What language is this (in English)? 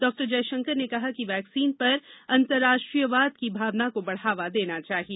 Hindi